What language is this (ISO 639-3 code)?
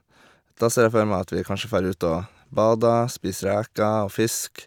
nor